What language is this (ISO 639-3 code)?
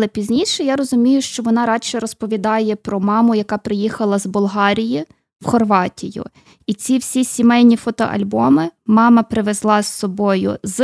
ukr